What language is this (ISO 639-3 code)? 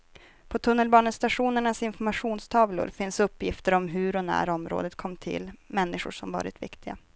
swe